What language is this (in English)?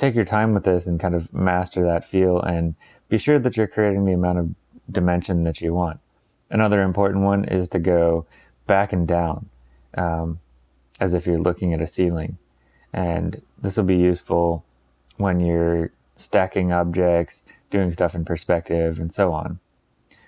English